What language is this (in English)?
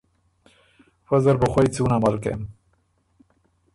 Ormuri